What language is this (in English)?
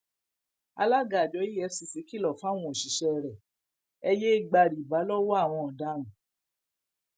Yoruba